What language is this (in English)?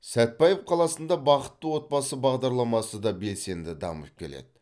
Kazakh